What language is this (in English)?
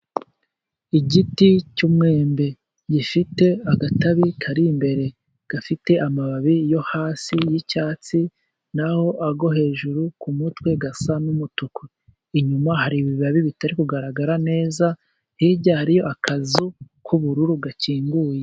Kinyarwanda